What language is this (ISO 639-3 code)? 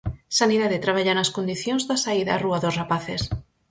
glg